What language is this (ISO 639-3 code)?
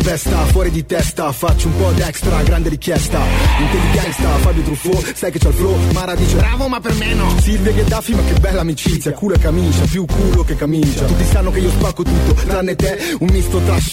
ita